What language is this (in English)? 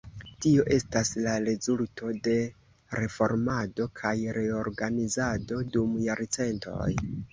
Esperanto